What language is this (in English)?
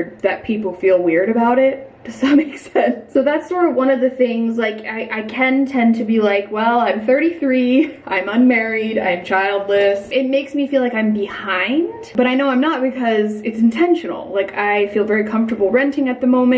English